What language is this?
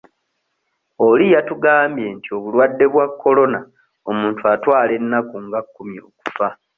Ganda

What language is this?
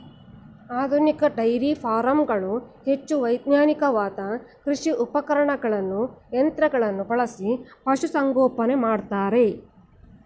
Kannada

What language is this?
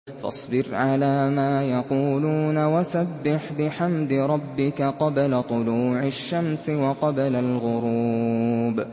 Arabic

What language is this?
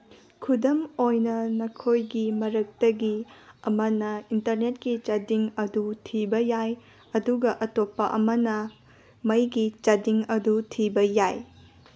Manipuri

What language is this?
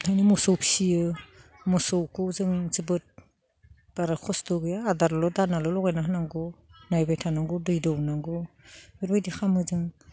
Bodo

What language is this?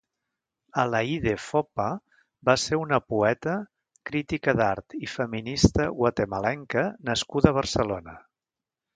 Catalan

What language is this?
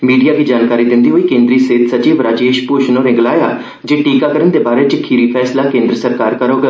Dogri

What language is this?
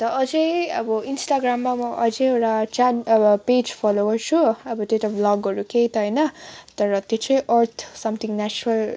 Nepali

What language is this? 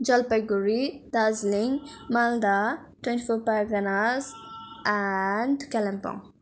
Nepali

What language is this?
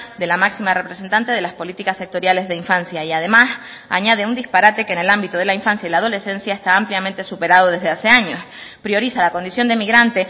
Spanish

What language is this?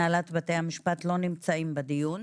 Hebrew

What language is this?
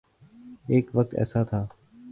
Urdu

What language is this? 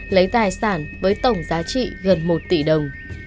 Vietnamese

